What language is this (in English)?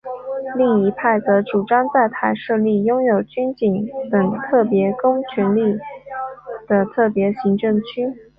Chinese